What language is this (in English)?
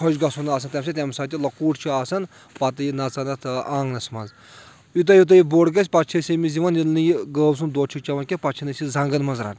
Kashmiri